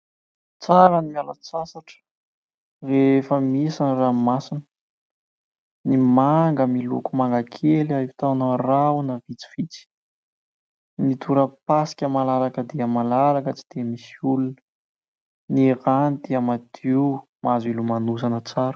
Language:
Malagasy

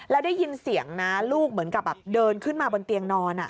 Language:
Thai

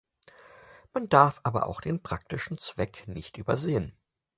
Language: German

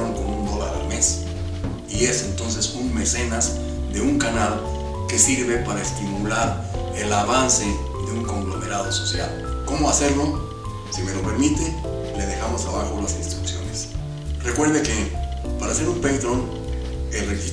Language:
Spanish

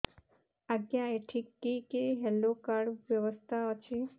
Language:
Odia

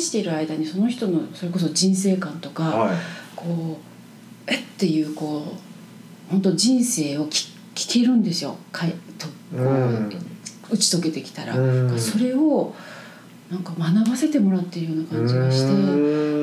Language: Japanese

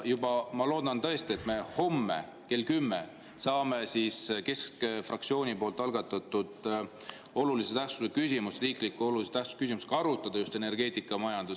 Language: Estonian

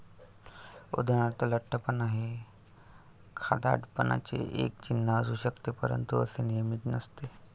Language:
Marathi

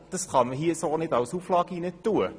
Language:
Swiss German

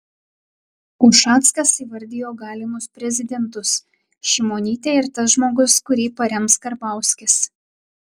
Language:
Lithuanian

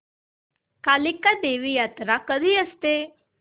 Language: Marathi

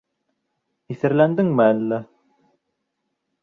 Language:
Bashkir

